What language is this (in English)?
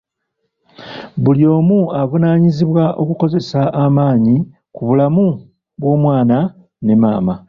Ganda